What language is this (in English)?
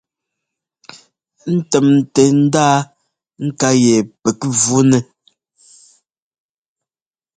Ngomba